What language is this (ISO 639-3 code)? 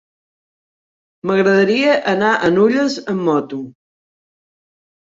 cat